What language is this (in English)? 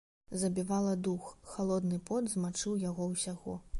Belarusian